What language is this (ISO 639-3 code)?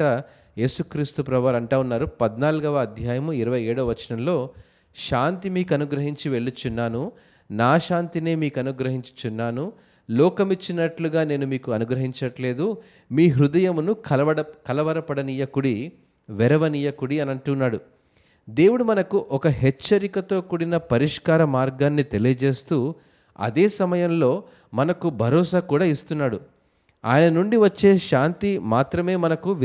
tel